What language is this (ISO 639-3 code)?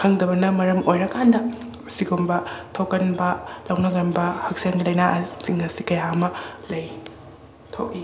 mni